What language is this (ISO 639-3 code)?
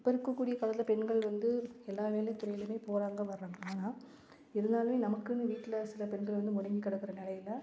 tam